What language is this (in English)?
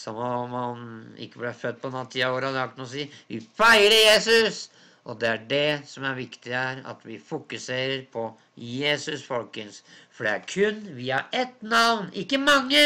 Norwegian